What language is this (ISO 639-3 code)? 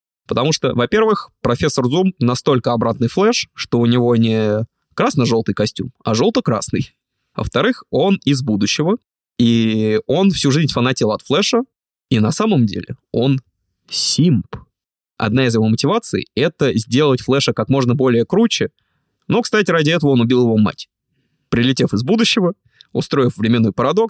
rus